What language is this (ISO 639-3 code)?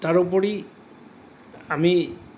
asm